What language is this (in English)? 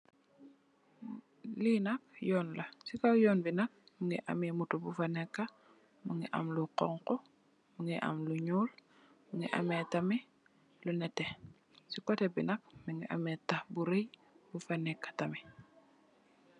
Wolof